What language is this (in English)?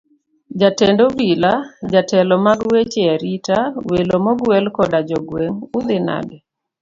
Luo (Kenya and Tanzania)